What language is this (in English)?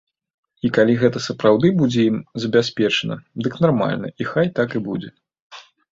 Belarusian